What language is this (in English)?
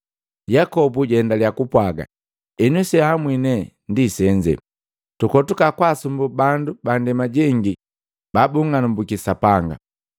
Matengo